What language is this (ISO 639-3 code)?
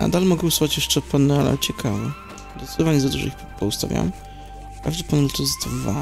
pol